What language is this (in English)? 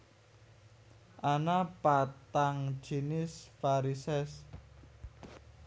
Javanese